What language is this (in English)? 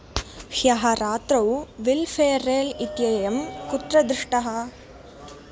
Sanskrit